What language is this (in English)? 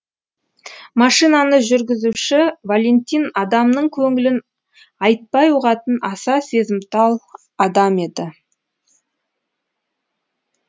Kazakh